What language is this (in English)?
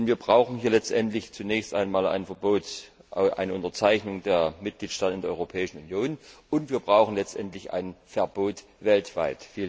German